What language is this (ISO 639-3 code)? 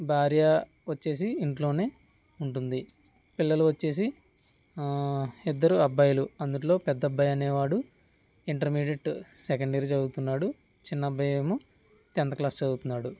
tel